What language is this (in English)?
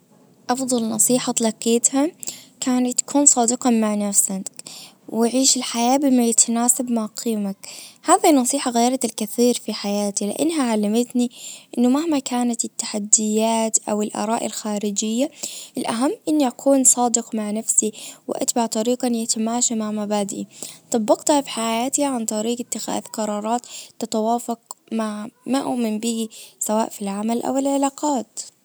Najdi Arabic